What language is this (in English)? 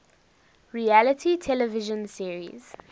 English